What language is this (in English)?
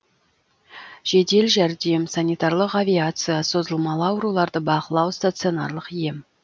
Kazakh